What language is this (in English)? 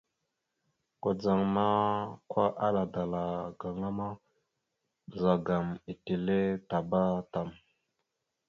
Mada (Cameroon)